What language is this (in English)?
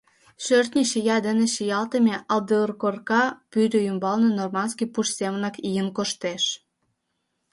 Mari